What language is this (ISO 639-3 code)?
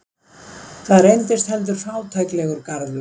isl